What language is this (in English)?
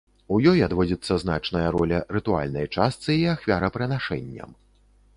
Belarusian